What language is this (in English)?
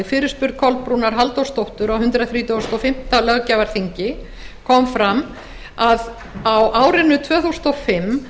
Icelandic